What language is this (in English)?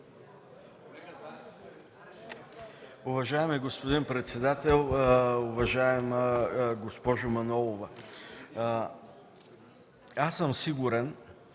Bulgarian